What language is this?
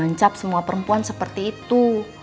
Indonesian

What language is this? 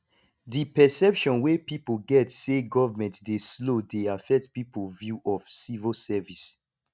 Nigerian Pidgin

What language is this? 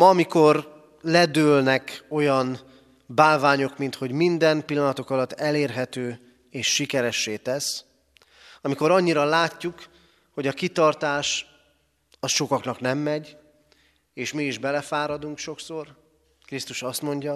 Hungarian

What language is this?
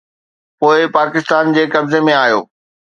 Sindhi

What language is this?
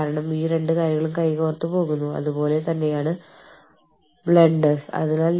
Malayalam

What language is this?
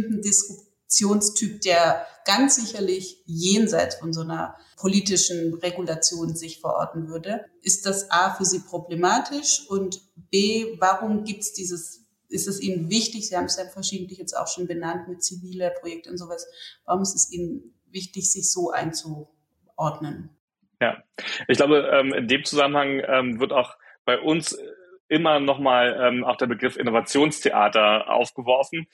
German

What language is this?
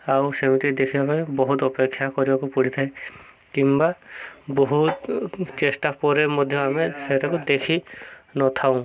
Odia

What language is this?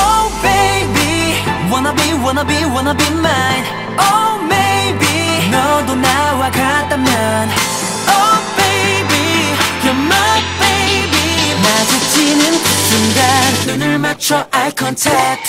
Korean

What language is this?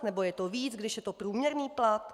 Czech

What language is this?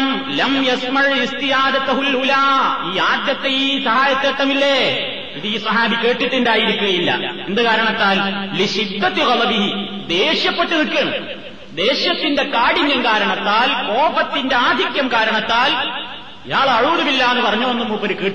Malayalam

